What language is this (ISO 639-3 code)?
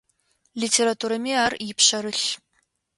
ady